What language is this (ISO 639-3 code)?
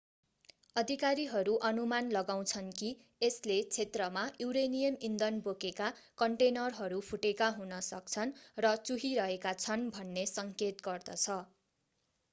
nep